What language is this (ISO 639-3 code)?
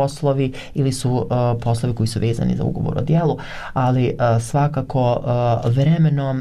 hrv